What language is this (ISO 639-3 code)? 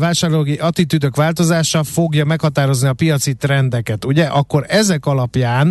hun